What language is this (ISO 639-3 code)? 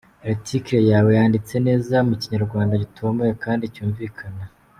kin